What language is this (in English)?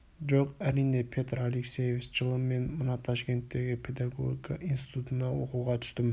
Kazakh